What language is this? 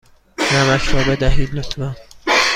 Persian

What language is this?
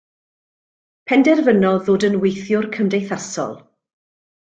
Welsh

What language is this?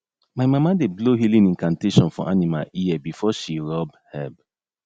Nigerian Pidgin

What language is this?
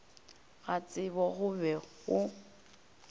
Northern Sotho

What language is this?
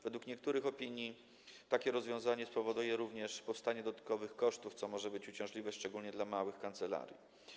Polish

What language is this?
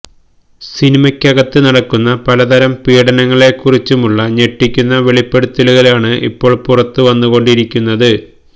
Malayalam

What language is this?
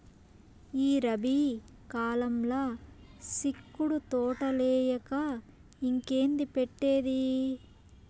Telugu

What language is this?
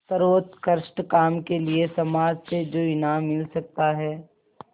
Hindi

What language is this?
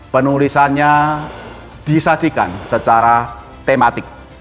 Indonesian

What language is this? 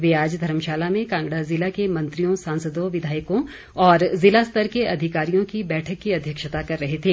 Hindi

